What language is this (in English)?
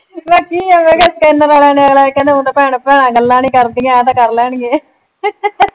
Punjabi